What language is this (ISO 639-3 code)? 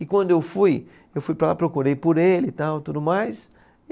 por